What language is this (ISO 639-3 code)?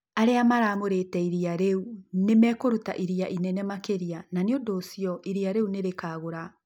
kik